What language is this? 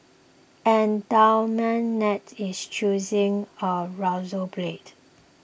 English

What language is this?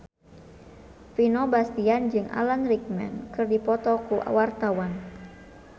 Sundanese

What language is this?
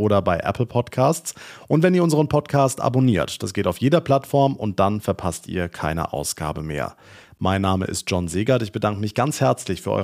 German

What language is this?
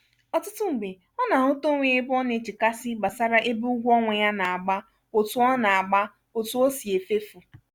Igbo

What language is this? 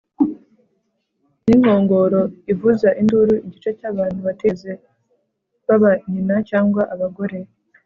Kinyarwanda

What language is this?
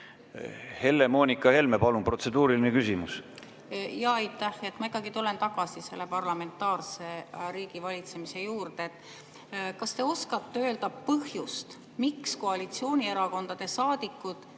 Estonian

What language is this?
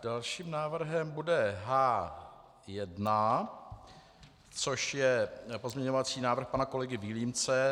Czech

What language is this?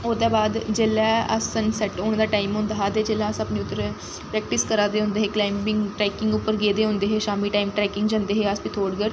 Dogri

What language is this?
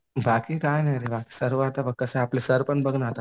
Marathi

